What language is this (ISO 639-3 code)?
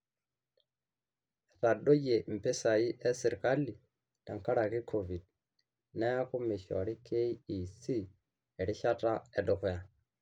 mas